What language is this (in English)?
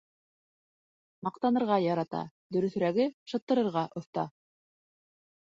Bashkir